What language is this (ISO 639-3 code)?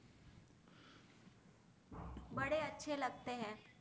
guj